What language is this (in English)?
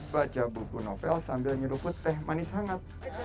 Indonesian